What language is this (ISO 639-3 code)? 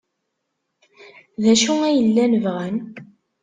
kab